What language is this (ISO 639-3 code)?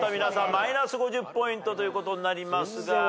jpn